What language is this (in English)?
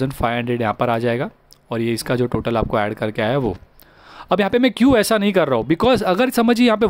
Hindi